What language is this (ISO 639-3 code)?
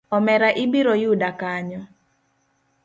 luo